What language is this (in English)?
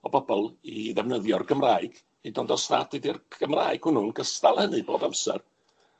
Welsh